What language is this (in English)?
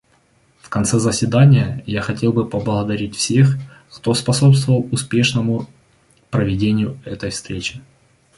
Russian